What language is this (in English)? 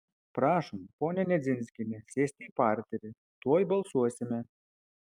Lithuanian